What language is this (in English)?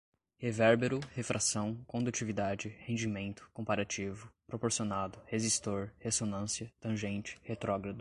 Portuguese